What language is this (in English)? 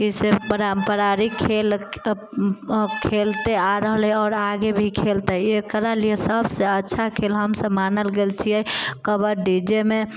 Maithili